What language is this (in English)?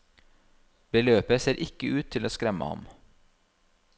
Norwegian